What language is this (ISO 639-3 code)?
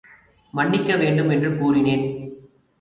tam